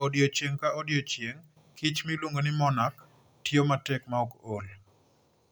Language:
Luo (Kenya and Tanzania)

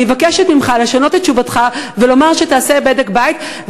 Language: Hebrew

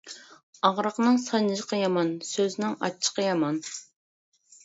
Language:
Uyghur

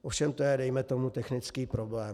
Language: Czech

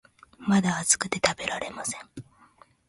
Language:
Japanese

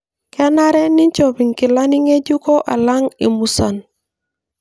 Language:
Masai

